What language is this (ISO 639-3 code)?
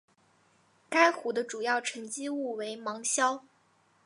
zho